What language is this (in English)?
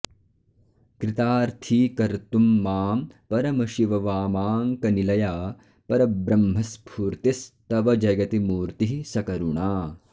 Sanskrit